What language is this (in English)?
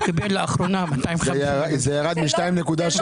Hebrew